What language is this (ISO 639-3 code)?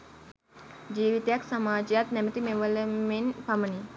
sin